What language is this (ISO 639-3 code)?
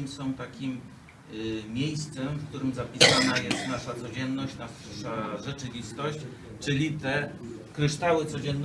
pol